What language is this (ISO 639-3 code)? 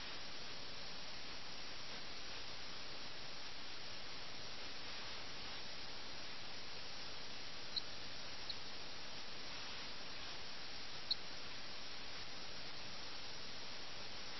mal